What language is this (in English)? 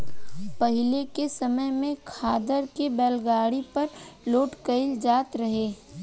Bhojpuri